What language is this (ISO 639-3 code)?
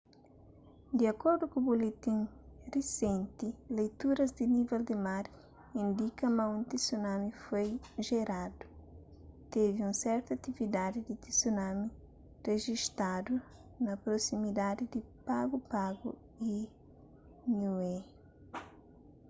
kea